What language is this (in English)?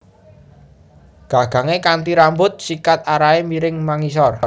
Javanese